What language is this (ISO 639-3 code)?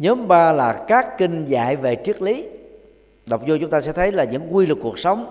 vie